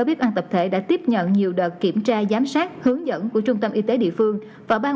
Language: Vietnamese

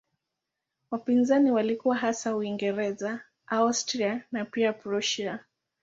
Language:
Swahili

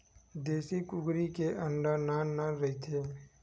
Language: Chhattisgarhi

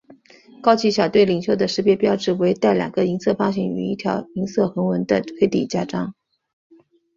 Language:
Chinese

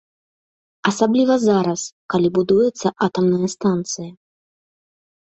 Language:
Belarusian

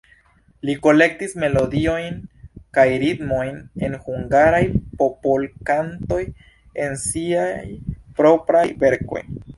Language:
Esperanto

